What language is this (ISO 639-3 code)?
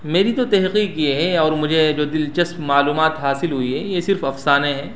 urd